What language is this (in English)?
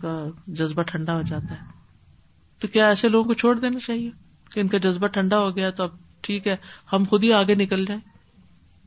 Urdu